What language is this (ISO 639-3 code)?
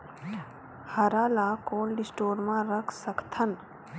hne